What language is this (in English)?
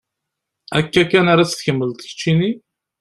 Kabyle